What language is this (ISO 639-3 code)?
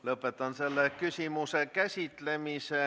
est